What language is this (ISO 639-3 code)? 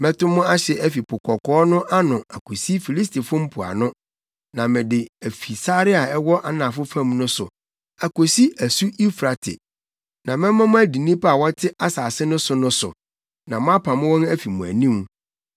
aka